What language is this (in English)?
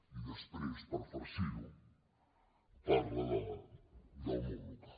Catalan